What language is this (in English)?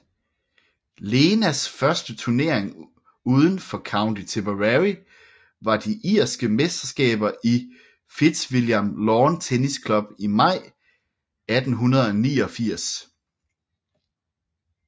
Danish